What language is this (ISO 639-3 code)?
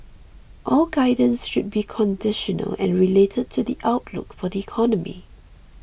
eng